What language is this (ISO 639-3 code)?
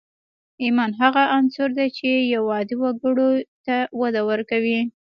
pus